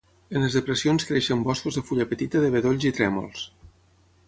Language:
Catalan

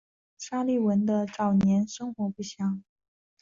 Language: Chinese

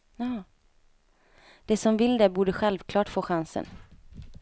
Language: Swedish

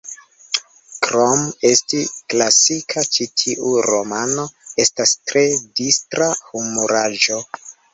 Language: Esperanto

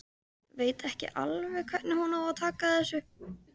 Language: Icelandic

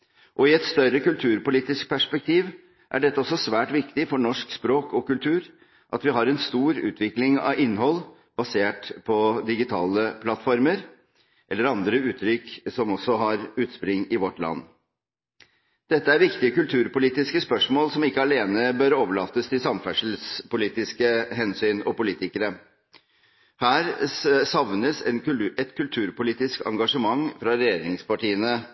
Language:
Norwegian Bokmål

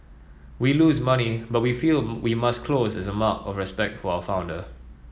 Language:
English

